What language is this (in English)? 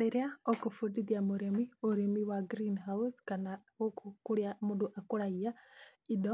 Kikuyu